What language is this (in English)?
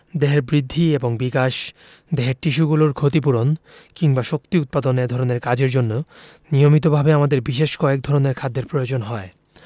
Bangla